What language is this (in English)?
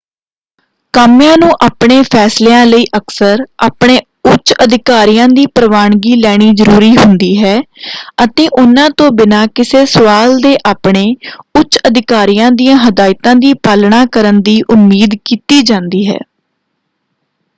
Punjabi